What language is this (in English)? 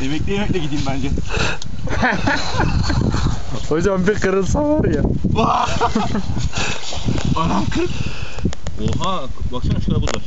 Turkish